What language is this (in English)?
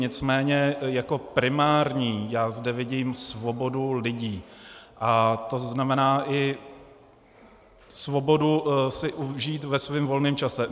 Czech